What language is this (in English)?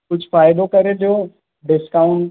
Sindhi